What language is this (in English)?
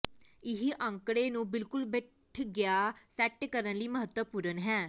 Punjabi